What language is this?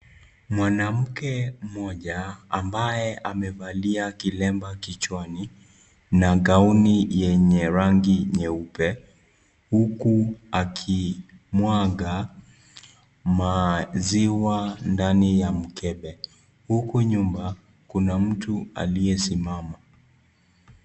Swahili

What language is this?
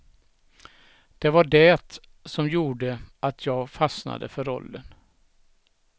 Swedish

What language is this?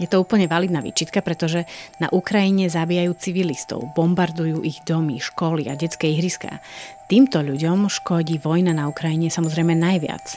Slovak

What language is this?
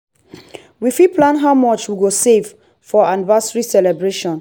Nigerian Pidgin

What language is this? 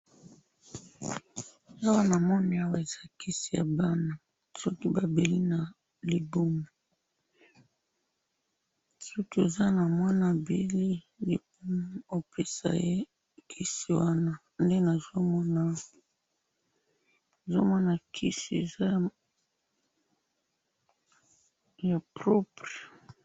Lingala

